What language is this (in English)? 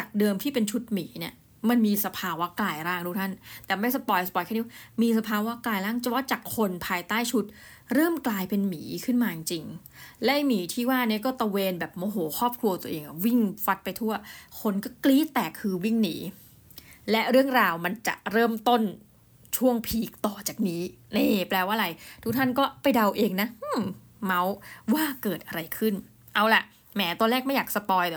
Thai